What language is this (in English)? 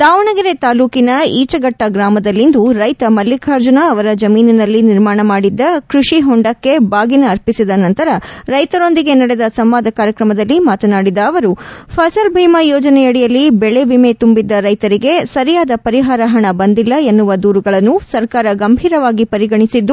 Kannada